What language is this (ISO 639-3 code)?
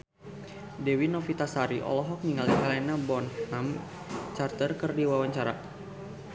sun